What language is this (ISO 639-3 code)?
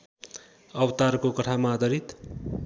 nep